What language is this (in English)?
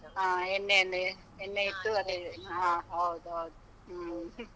Kannada